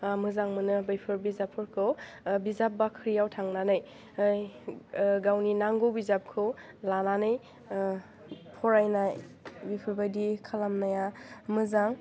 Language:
Bodo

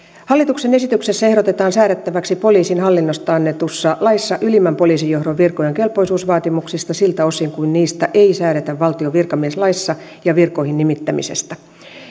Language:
Finnish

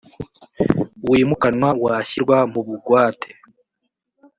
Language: Kinyarwanda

